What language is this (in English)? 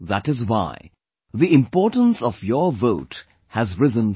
English